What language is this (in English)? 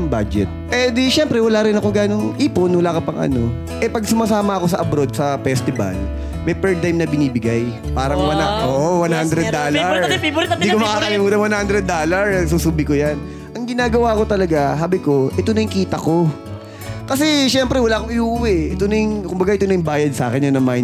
Filipino